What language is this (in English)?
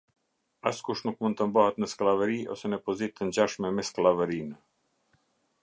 Albanian